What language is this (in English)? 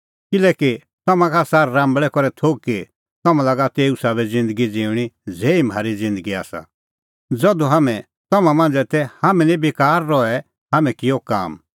Kullu Pahari